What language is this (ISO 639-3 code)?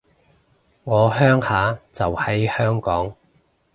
yue